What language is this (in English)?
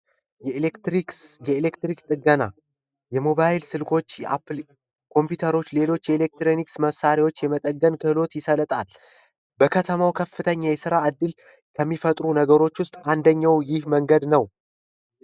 Amharic